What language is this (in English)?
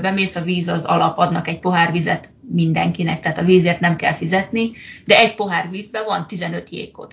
Hungarian